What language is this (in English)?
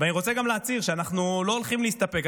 Hebrew